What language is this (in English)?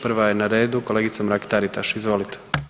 Croatian